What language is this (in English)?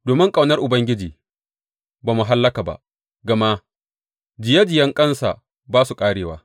Hausa